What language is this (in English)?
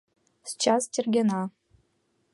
Mari